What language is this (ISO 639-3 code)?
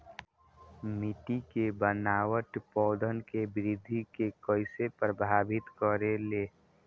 bho